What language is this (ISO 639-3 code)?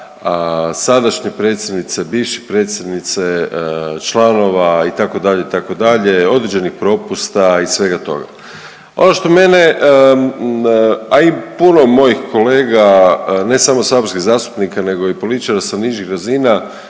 hrv